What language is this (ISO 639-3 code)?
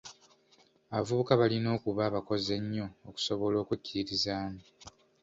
lug